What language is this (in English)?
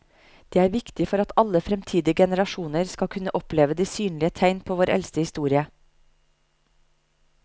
Norwegian